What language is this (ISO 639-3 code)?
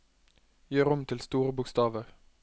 nor